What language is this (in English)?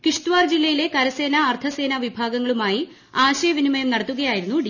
Malayalam